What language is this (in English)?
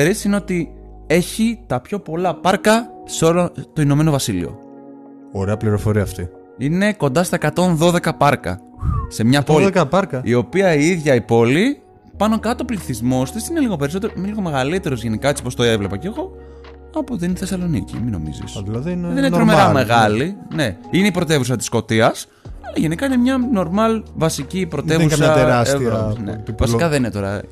Greek